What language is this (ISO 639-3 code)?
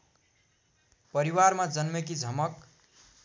nep